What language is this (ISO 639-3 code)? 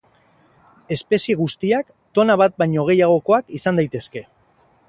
eus